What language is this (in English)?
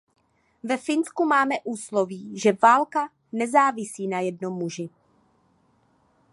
Czech